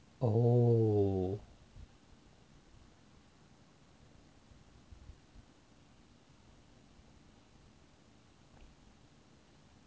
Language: English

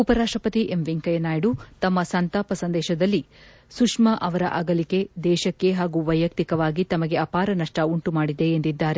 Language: Kannada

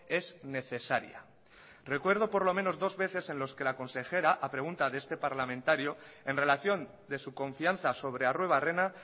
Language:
Spanish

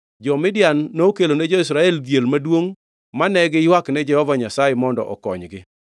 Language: Luo (Kenya and Tanzania)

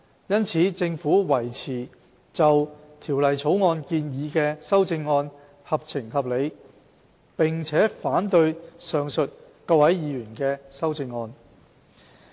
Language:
Cantonese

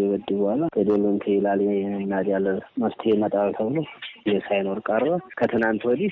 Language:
Amharic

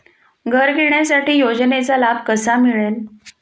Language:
Marathi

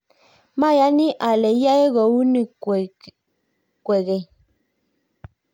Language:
Kalenjin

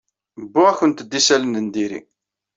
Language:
Kabyle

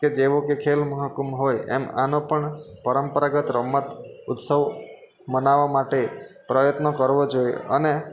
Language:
Gujarati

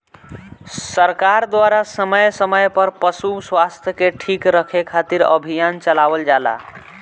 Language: Bhojpuri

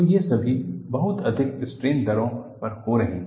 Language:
Hindi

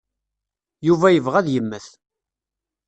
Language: Kabyle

